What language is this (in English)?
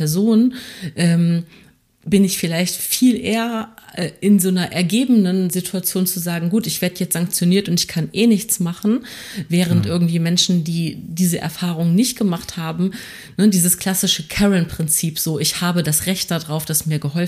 German